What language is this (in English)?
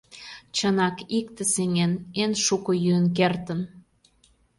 Mari